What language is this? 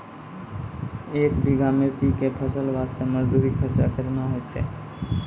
Maithili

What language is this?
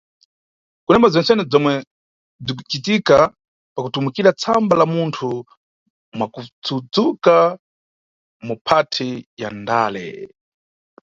Nyungwe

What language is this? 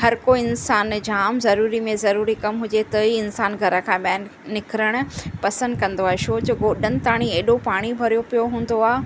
Sindhi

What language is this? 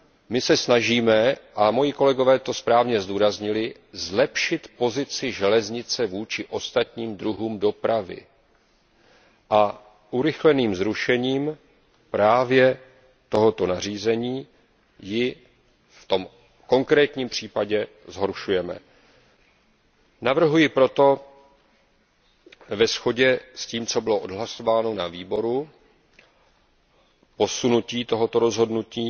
Czech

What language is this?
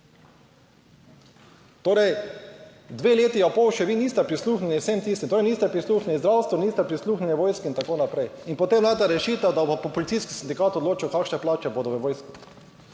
Slovenian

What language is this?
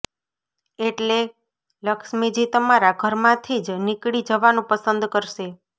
Gujarati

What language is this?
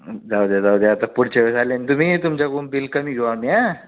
Marathi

